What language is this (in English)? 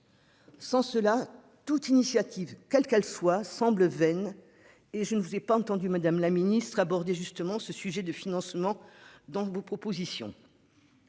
French